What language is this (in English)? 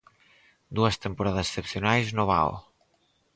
Galician